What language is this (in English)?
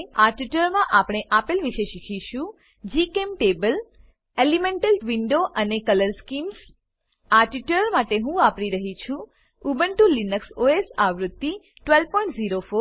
Gujarati